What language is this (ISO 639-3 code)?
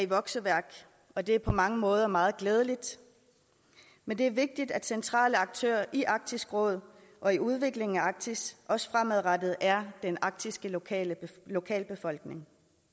dan